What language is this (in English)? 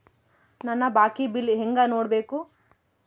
Kannada